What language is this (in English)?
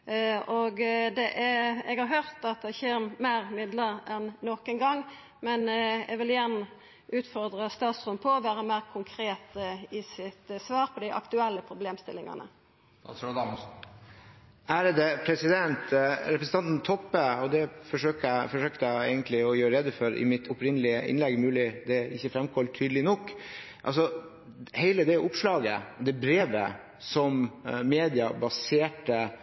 Norwegian